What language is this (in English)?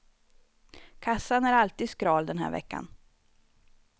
Swedish